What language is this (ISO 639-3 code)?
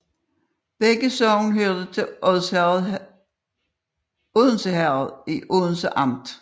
dan